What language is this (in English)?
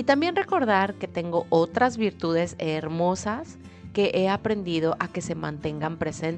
Spanish